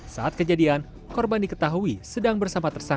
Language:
Indonesian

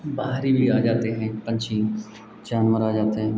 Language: Hindi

